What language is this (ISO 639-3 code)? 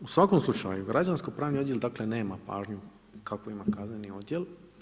hrv